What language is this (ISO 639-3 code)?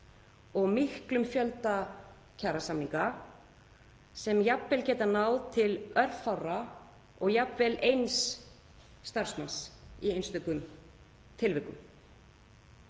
isl